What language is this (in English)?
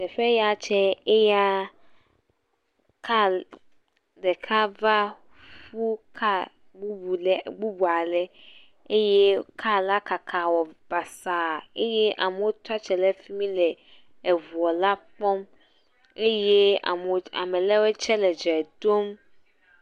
Ewe